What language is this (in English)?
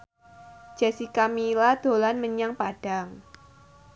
Javanese